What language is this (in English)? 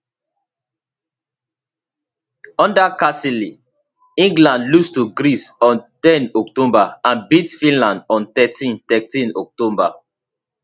Nigerian Pidgin